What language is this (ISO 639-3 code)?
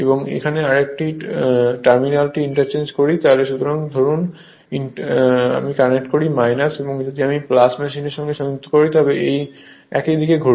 ben